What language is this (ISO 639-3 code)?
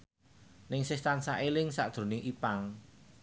jav